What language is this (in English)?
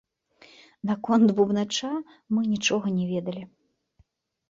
Belarusian